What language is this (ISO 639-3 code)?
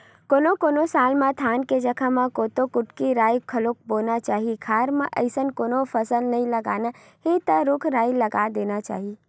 hne